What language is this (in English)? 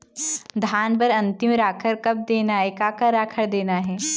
Chhattisgarhi